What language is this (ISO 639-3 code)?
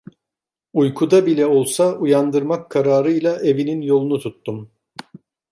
tur